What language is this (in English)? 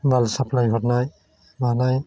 Bodo